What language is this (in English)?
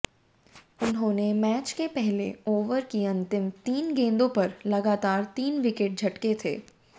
Hindi